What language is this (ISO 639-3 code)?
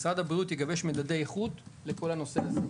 heb